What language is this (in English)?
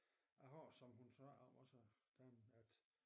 Danish